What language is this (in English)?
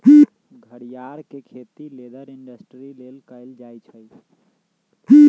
Magahi